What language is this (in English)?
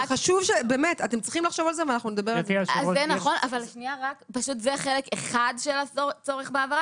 Hebrew